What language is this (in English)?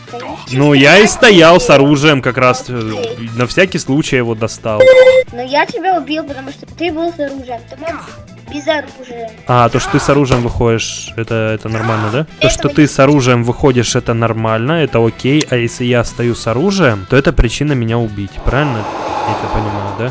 Russian